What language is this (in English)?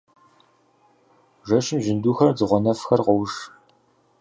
Kabardian